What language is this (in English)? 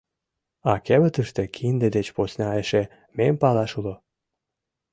Mari